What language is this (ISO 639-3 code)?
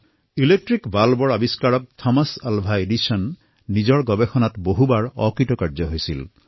asm